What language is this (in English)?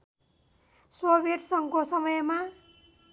Nepali